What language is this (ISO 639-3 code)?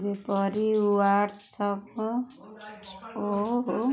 ori